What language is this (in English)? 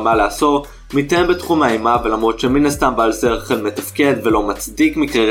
Hebrew